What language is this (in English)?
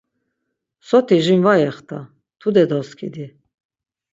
Laz